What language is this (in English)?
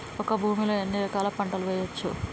Telugu